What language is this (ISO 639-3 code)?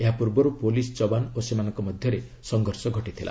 ori